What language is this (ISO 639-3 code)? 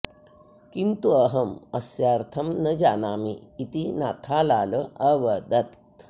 san